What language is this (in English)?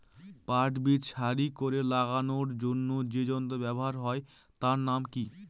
Bangla